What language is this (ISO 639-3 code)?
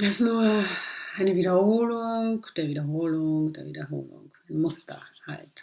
deu